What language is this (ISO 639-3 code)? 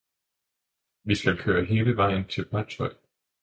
dan